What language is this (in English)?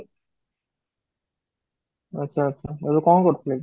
Odia